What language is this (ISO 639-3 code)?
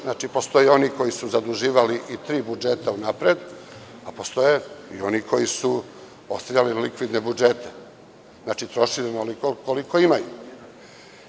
srp